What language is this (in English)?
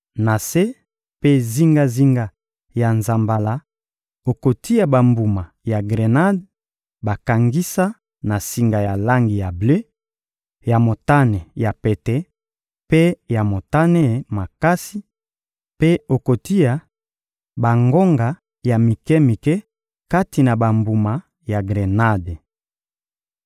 Lingala